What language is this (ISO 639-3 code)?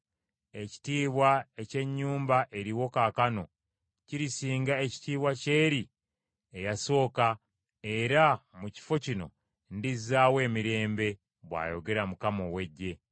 lug